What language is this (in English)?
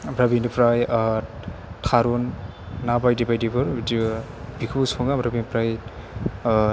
Bodo